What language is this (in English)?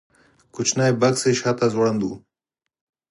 Pashto